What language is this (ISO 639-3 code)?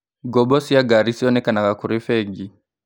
kik